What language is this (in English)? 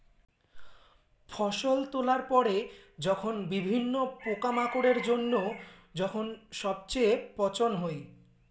Bangla